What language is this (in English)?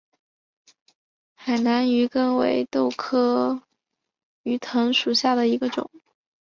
Chinese